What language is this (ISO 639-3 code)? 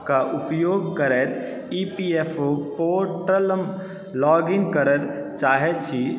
mai